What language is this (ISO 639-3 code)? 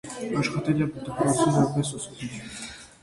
hye